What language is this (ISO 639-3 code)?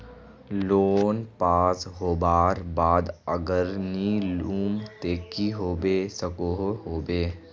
mag